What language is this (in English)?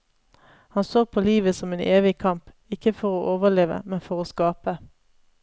Norwegian